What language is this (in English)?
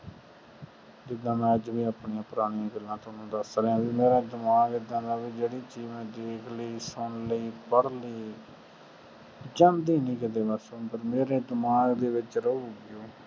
Punjabi